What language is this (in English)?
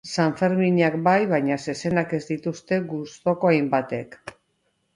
Basque